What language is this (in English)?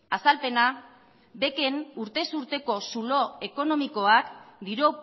Basque